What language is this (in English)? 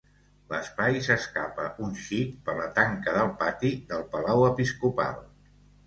Catalan